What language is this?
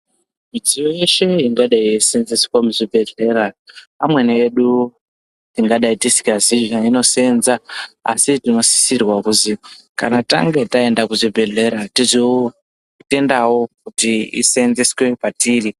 Ndau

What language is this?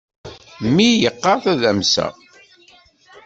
Kabyle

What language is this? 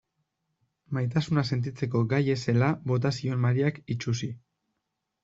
Basque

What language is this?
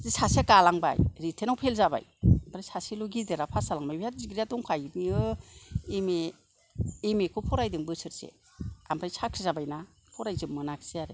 Bodo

